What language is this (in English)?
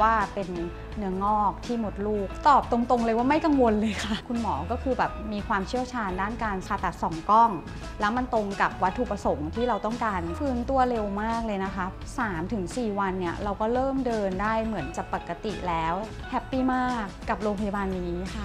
Thai